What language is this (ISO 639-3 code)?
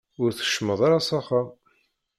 kab